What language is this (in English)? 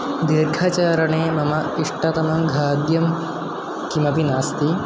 Sanskrit